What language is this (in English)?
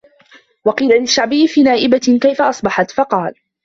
Arabic